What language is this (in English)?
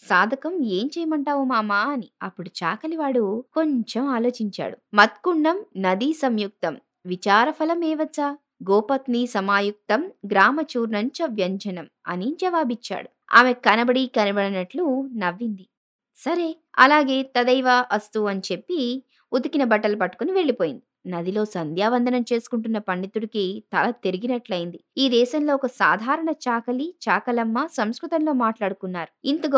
Telugu